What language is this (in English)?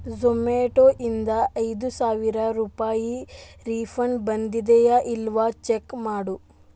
Kannada